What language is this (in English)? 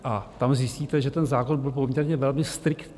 Czech